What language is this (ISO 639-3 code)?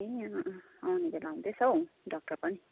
nep